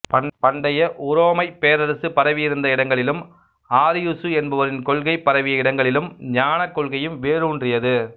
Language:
Tamil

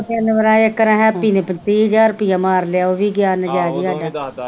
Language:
Punjabi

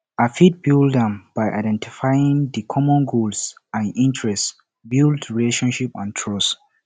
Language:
Nigerian Pidgin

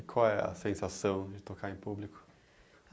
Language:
Portuguese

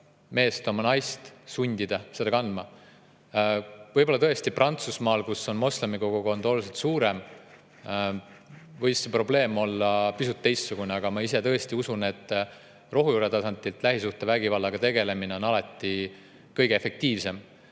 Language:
Estonian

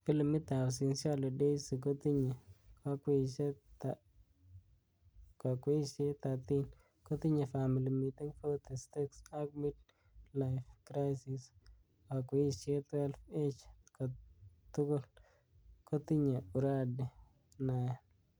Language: Kalenjin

